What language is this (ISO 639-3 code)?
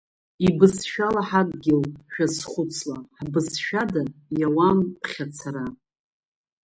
abk